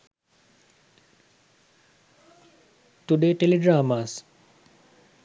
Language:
Sinhala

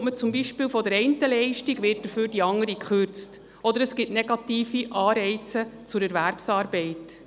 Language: Swiss German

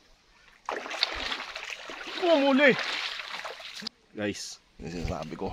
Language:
Filipino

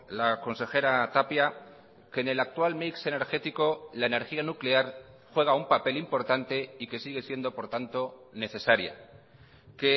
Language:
Spanish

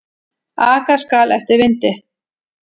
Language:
Icelandic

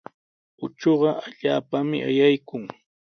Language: Sihuas Ancash Quechua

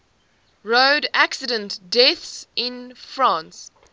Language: English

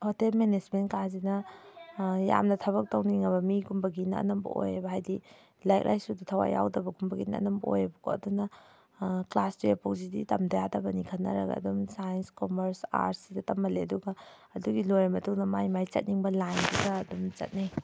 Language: Manipuri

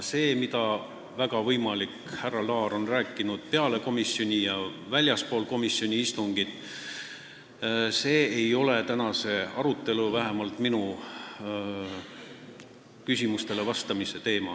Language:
Estonian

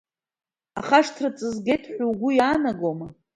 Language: Abkhazian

